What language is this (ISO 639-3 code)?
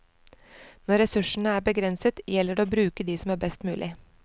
nor